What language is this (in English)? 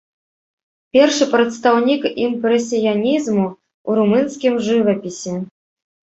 Belarusian